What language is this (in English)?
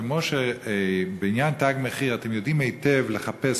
Hebrew